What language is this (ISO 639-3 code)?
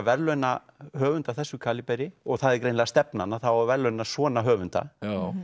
isl